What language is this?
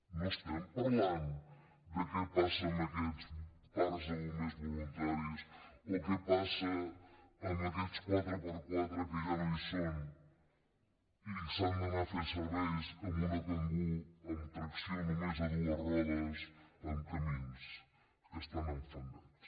Catalan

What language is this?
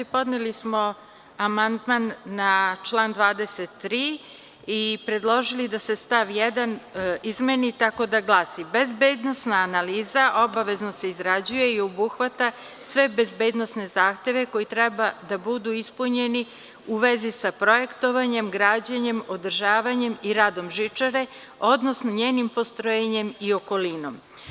Serbian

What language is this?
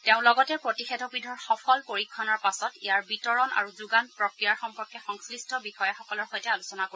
Assamese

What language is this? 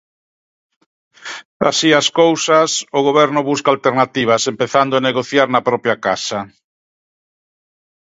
Galician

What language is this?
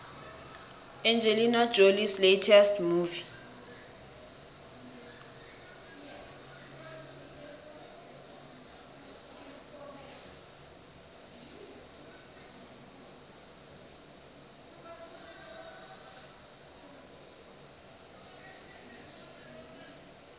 South Ndebele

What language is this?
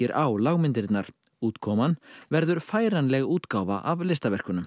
Icelandic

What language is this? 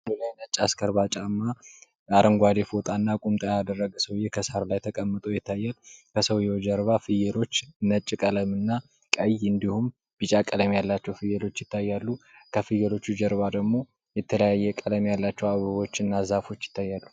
Amharic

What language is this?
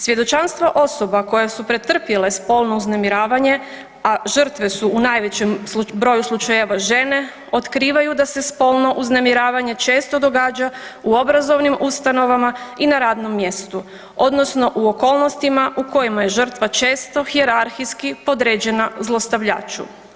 Croatian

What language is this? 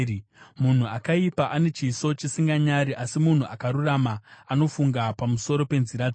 Shona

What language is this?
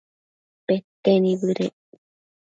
Matsés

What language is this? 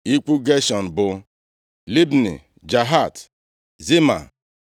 Igbo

